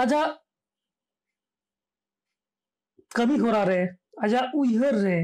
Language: Bangla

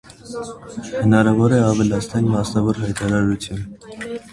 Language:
Armenian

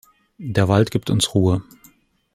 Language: German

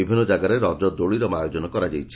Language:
Odia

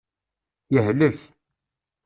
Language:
Kabyle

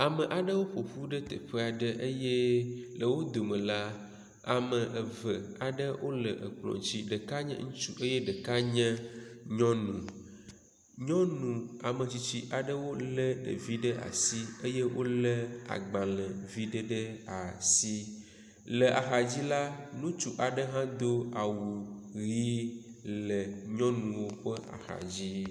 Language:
Ewe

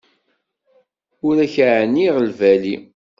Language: Kabyle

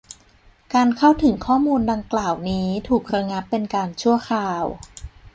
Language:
Thai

